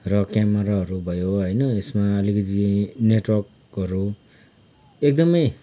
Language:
Nepali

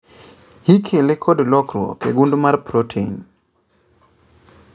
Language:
Luo (Kenya and Tanzania)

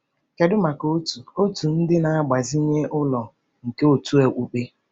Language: Igbo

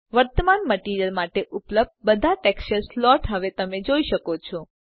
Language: Gujarati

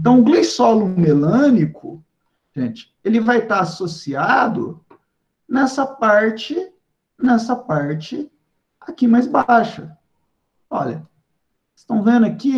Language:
Portuguese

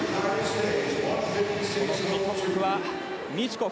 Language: Japanese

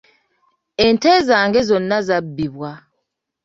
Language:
Ganda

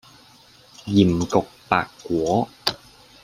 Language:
Cantonese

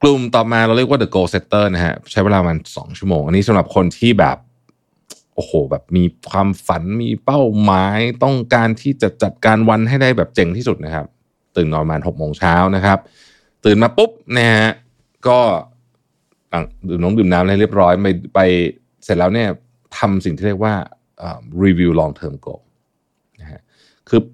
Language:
Thai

